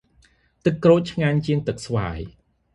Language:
Khmer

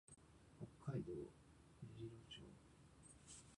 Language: Japanese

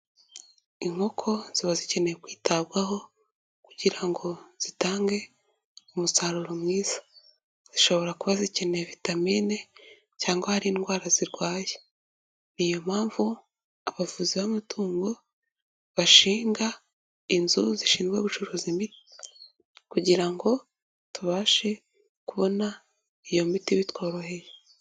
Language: Kinyarwanda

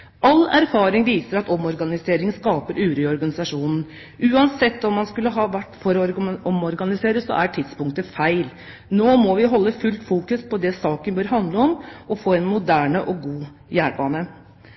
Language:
Norwegian Bokmål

